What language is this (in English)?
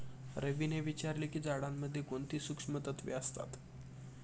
Marathi